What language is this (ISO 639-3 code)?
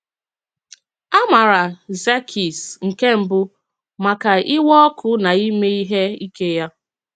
ibo